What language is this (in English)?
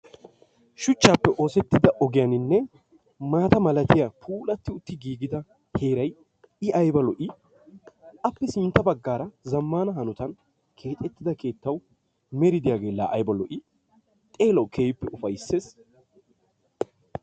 Wolaytta